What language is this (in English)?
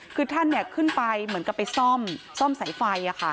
Thai